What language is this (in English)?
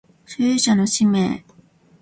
Japanese